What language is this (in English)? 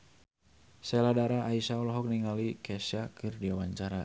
Sundanese